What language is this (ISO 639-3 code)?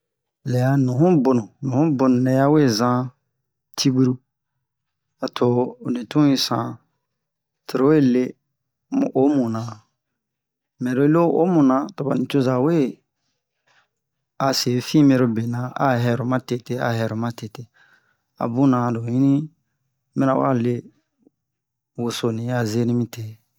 bmq